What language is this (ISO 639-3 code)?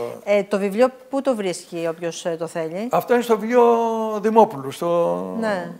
ell